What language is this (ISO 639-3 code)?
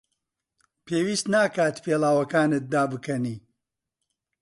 ckb